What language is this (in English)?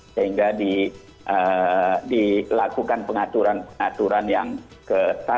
Indonesian